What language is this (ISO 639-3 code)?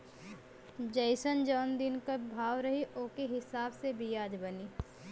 bho